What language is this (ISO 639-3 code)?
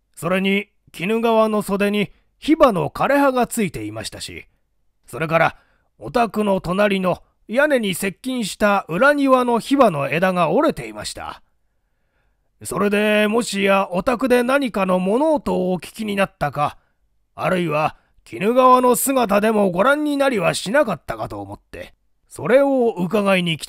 jpn